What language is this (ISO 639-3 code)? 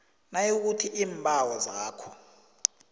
nbl